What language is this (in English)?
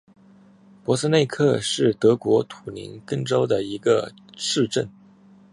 Chinese